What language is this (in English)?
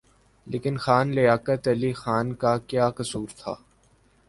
Urdu